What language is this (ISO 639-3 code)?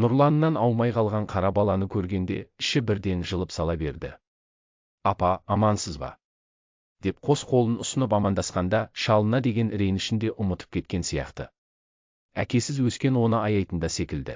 tur